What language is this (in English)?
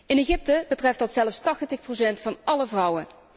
Dutch